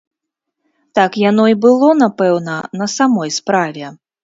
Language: Belarusian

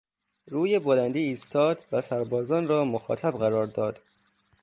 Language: Persian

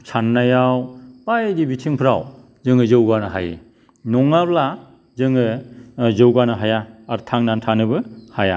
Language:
Bodo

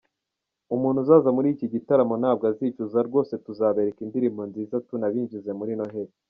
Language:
Kinyarwanda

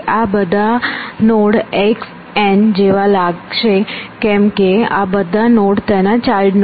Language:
Gujarati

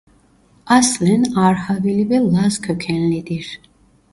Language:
Turkish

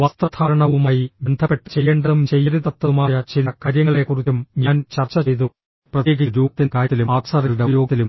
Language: Malayalam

